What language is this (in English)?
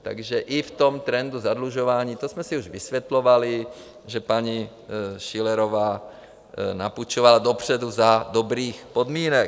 Czech